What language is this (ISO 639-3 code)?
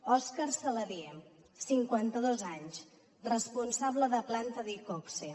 cat